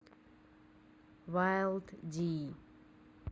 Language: Russian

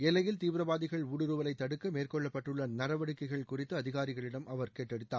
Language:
Tamil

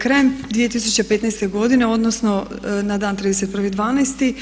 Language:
Croatian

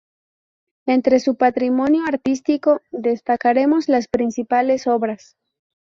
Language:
Spanish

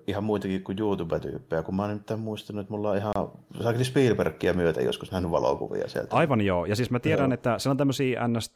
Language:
Finnish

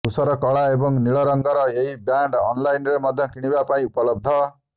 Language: Odia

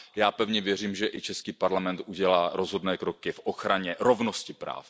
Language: Czech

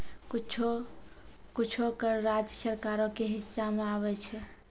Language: Maithili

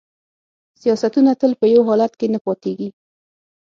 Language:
Pashto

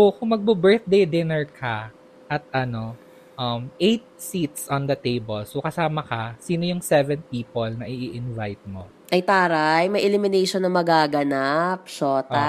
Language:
Filipino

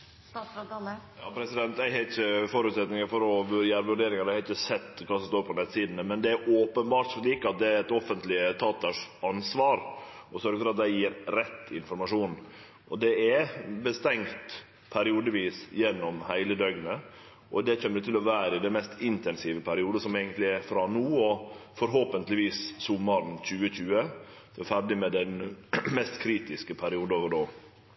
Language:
Norwegian Nynorsk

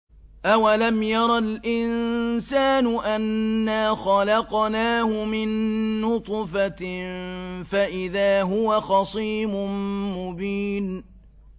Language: Arabic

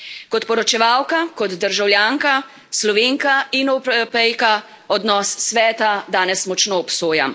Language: Slovenian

